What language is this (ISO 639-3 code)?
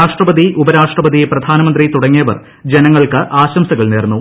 mal